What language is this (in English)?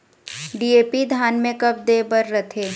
Chhattisgarhi